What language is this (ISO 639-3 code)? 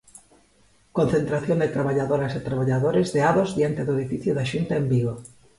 glg